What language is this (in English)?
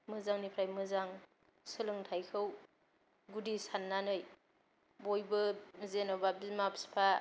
Bodo